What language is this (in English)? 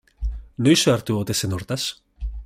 Basque